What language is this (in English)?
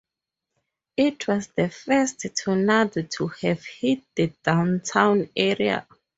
English